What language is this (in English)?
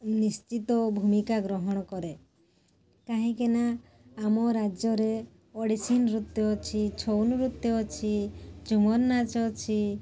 Odia